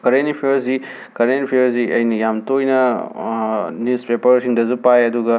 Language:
Manipuri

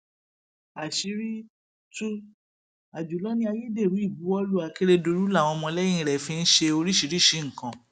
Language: Yoruba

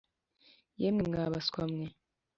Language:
Kinyarwanda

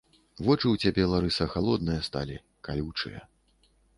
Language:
Belarusian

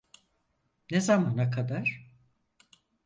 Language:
Turkish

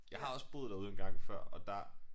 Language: Danish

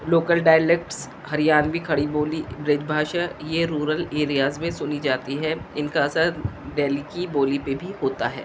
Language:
Urdu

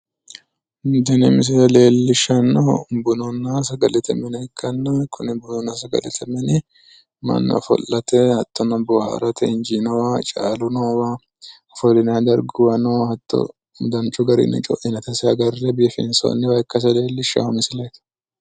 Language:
Sidamo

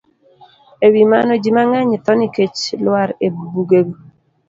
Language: Luo (Kenya and Tanzania)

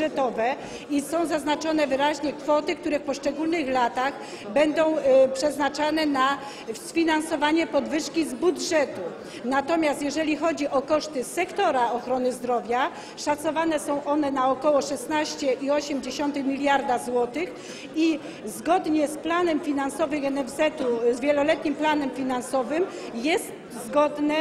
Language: Polish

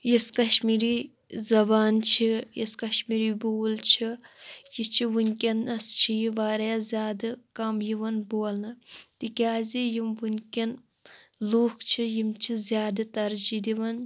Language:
Kashmiri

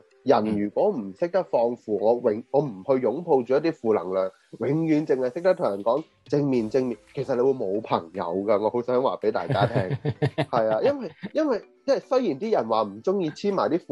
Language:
Chinese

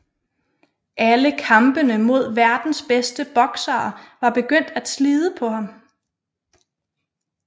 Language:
Danish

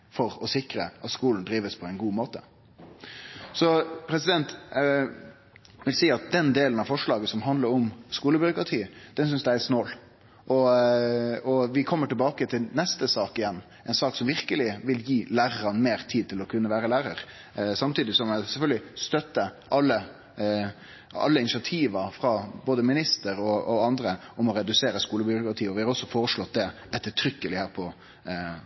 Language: Norwegian Nynorsk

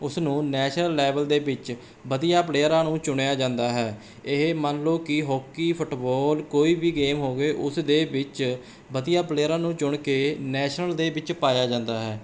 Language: Punjabi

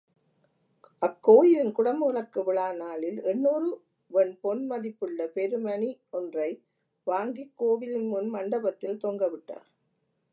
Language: Tamil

